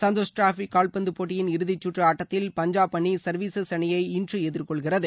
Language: Tamil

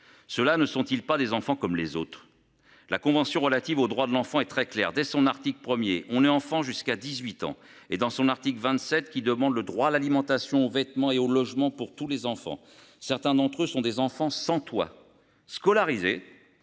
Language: French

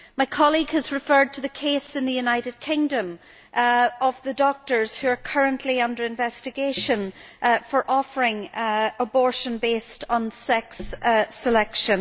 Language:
English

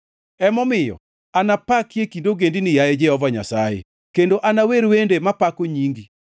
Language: Luo (Kenya and Tanzania)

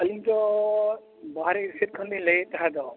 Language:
Santali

